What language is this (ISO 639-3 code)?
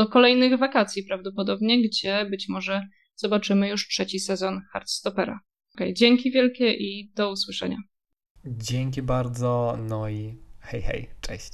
pol